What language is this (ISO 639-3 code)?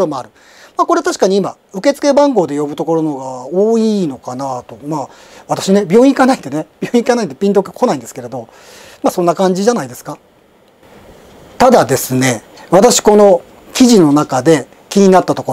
jpn